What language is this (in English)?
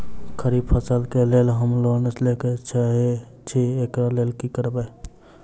Maithili